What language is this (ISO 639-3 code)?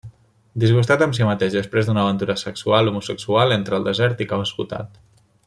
cat